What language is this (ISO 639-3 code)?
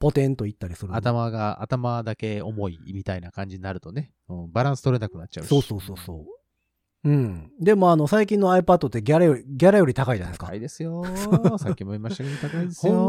jpn